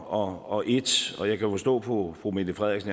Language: Danish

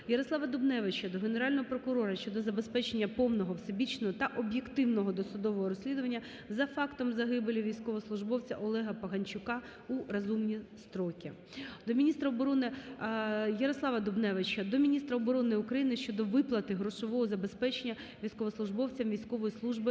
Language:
Ukrainian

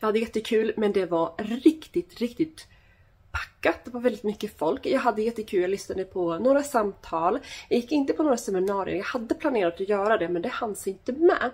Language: Swedish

